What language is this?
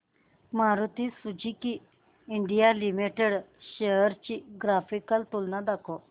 Marathi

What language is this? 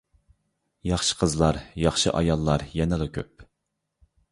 Uyghur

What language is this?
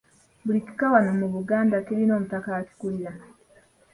Ganda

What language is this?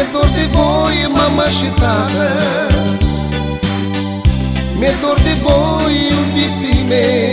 Romanian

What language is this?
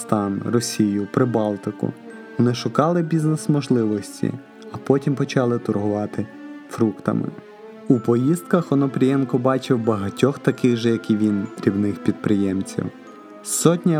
Ukrainian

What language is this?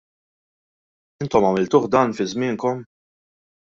Maltese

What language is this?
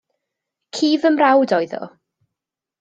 Welsh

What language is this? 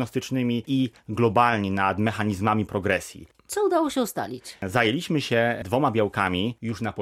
Polish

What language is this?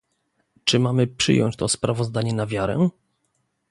Polish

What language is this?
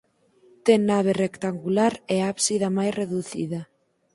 Galician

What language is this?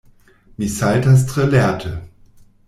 Esperanto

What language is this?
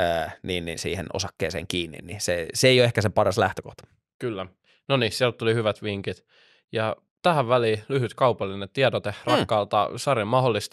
Finnish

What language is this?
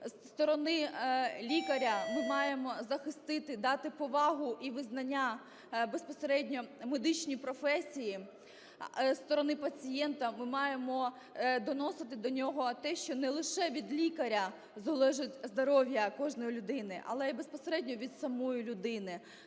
Ukrainian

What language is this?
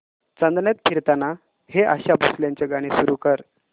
Marathi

